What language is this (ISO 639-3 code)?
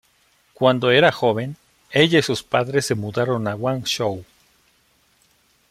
spa